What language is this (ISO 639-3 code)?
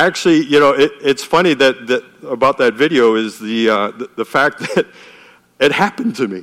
eng